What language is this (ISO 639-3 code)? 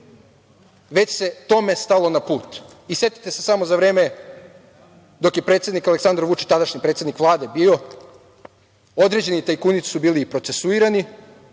srp